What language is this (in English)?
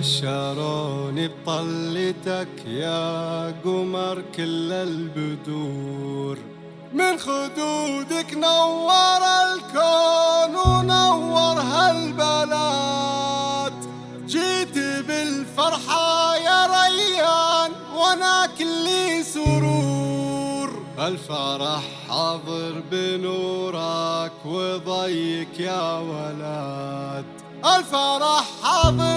Arabic